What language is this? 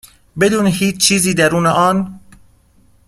Persian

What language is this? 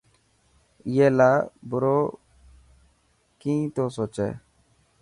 Dhatki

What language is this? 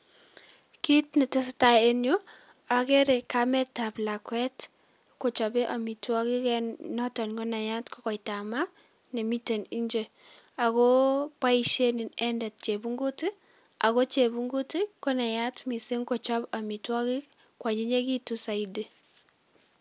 Kalenjin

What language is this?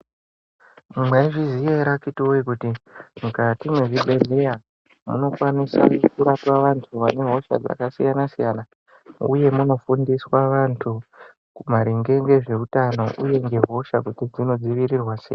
Ndau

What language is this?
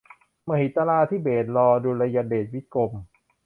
Thai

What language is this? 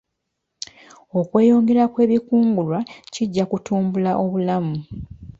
Ganda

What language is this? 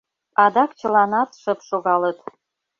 Mari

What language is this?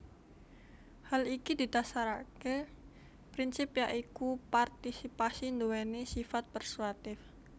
Javanese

